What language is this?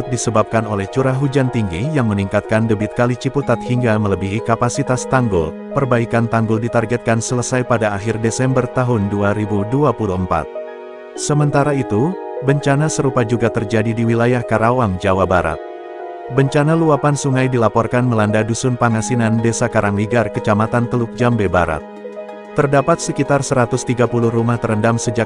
Indonesian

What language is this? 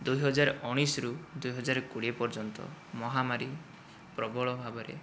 Odia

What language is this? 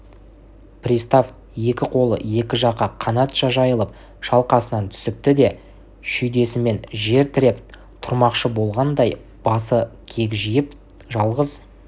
Kazakh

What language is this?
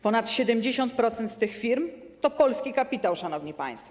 Polish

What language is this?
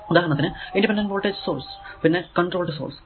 Malayalam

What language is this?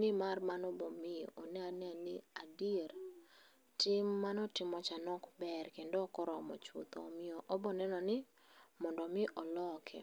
Luo (Kenya and Tanzania)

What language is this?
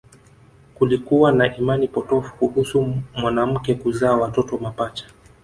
Swahili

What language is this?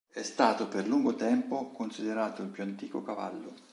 Italian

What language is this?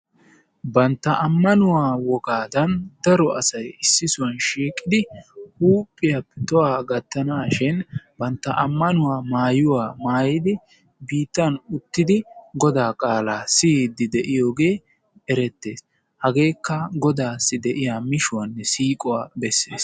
Wolaytta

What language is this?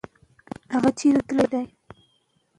Pashto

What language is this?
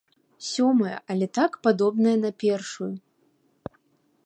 Belarusian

